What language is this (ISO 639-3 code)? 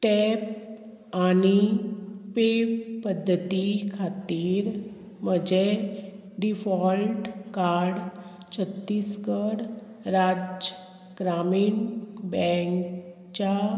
kok